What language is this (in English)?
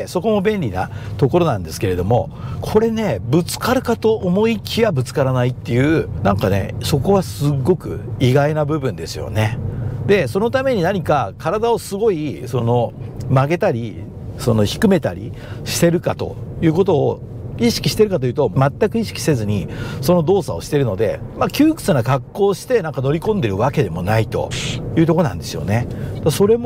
Japanese